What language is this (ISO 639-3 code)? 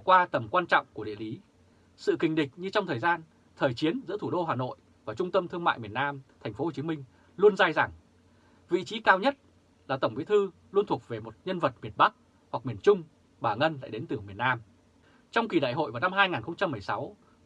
vie